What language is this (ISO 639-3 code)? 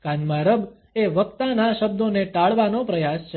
guj